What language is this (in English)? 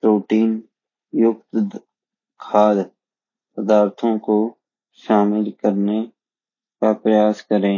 Garhwali